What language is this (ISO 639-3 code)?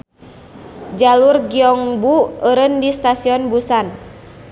sun